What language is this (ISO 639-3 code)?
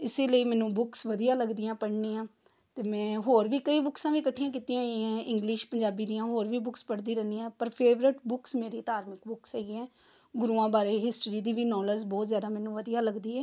pan